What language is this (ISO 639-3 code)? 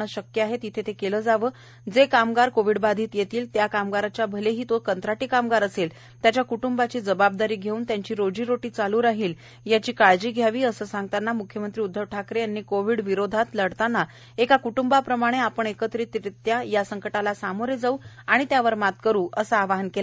mar